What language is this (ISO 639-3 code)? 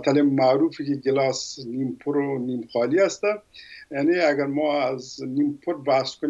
fas